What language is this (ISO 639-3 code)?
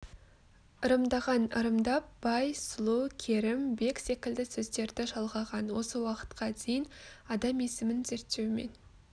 kaz